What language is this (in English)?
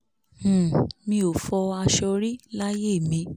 Yoruba